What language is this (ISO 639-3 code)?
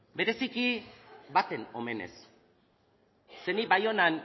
eus